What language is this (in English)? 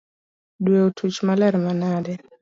Luo (Kenya and Tanzania)